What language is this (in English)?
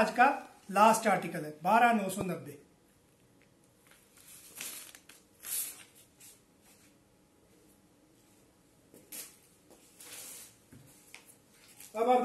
Hindi